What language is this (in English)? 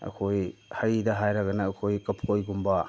Manipuri